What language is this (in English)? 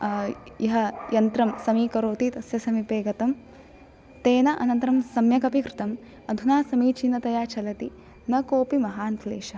Sanskrit